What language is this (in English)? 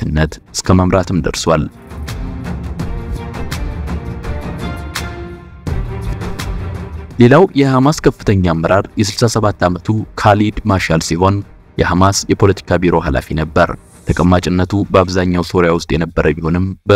Arabic